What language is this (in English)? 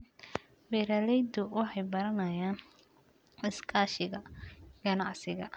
Somali